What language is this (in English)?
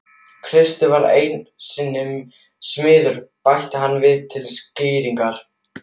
Icelandic